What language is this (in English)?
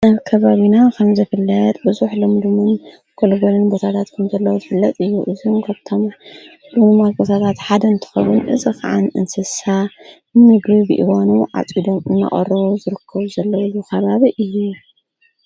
Tigrinya